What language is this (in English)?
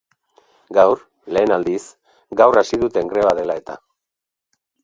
Basque